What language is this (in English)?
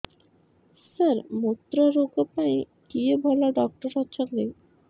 Odia